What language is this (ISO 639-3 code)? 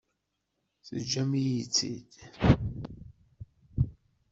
kab